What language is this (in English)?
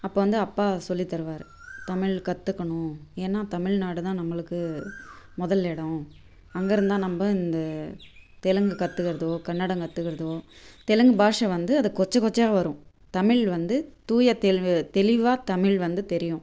Tamil